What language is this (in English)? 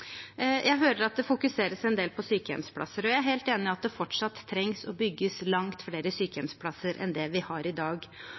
Norwegian Bokmål